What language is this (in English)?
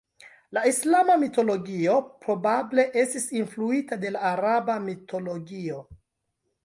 Esperanto